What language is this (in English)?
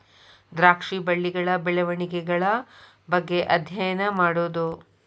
Kannada